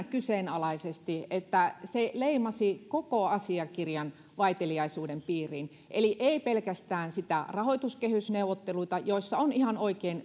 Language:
Finnish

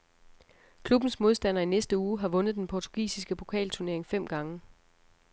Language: Danish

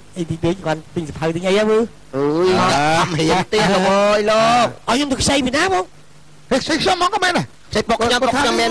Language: Vietnamese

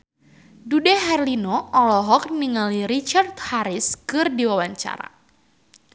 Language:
Sundanese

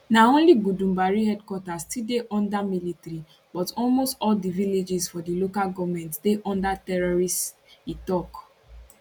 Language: Nigerian Pidgin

